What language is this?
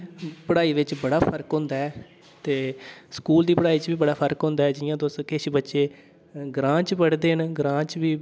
Dogri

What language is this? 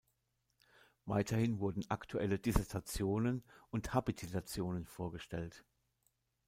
German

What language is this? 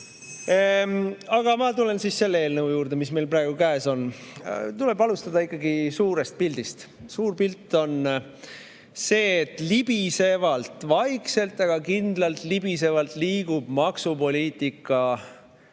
Estonian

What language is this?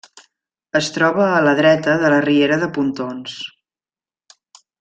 Catalan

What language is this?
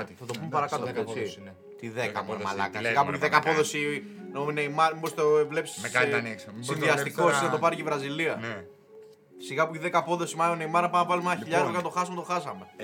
Greek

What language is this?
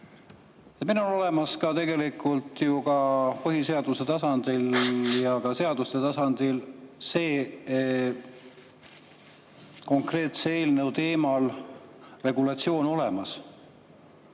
Estonian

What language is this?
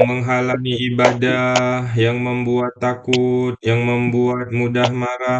Indonesian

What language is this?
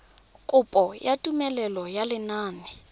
Tswana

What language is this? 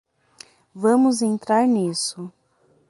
Portuguese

